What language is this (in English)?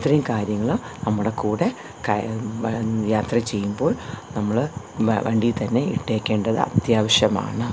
Malayalam